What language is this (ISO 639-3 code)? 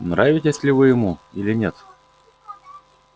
rus